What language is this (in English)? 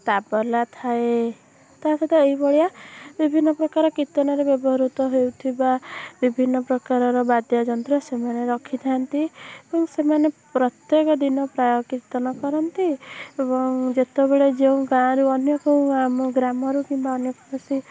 Odia